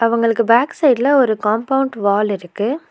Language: Tamil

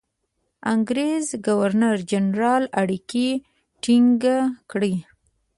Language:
Pashto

